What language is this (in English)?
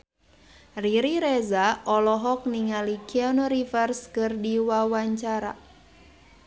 Sundanese